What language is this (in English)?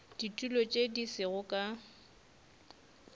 Northern Sotho